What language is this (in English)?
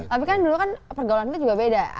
Indonesian